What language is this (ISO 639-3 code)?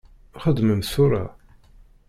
kab